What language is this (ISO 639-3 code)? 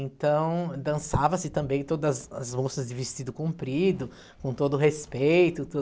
por